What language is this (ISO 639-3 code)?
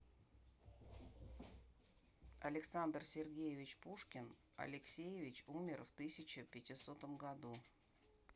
rus